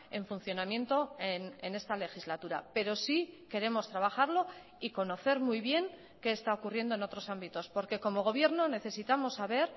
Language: Spanish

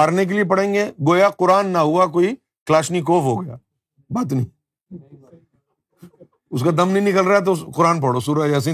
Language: Urdu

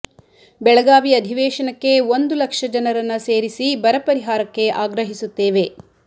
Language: Kannada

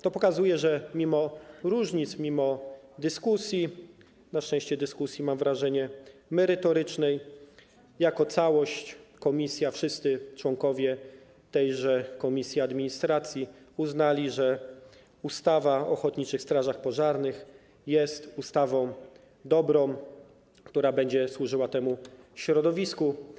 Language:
Polish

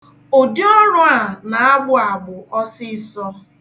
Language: Igbo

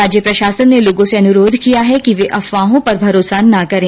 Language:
Hindi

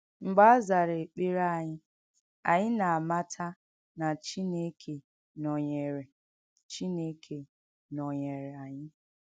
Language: Igbo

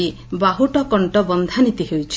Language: Odia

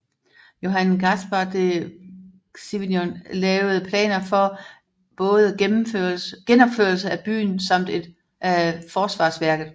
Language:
Danish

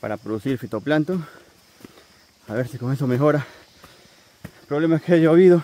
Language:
Spanish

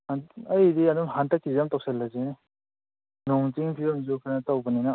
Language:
Manipuri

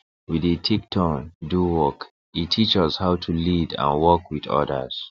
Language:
Nigerian Pidgin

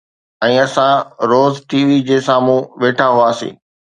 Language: Sindhi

